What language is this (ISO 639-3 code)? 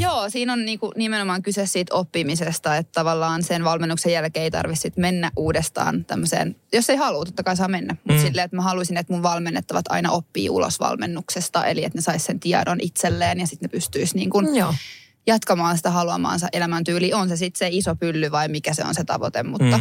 fin